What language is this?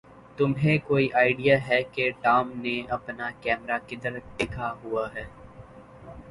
Urdu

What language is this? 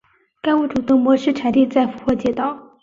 Chinese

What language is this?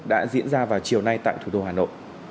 Vietnamese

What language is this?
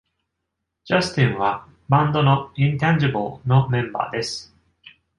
Japanese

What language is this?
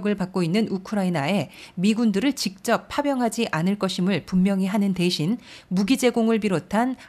Korean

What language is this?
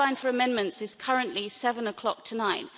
English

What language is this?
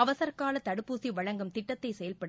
Tamil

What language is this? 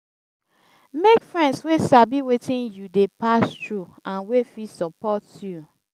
Nigerian Pidgin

